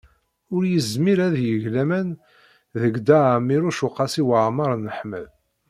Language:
Kabyle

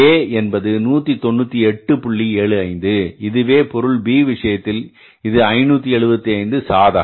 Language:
Tamil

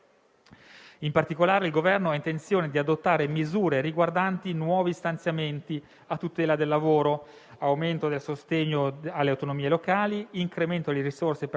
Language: Italian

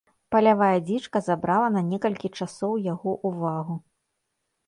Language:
Belarusian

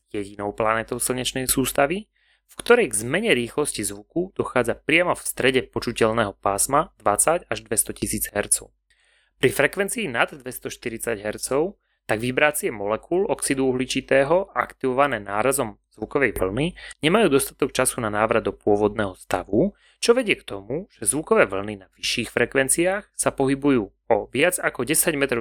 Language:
Slovak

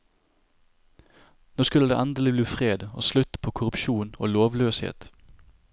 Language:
Norwegian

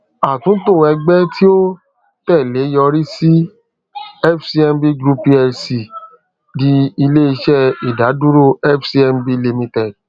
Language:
Yoruba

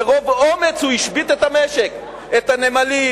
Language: Hebrew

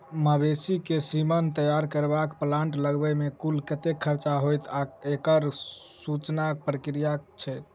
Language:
Maithili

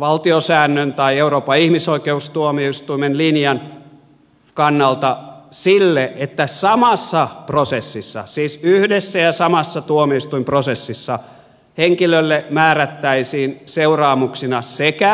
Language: Finnish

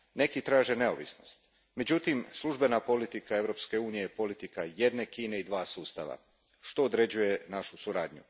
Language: Croatian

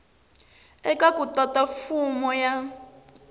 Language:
Tsonga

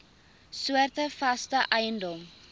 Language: Afrikaans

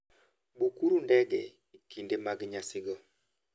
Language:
Luo (Kenya and Tanzania)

